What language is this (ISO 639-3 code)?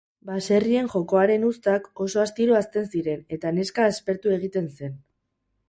eus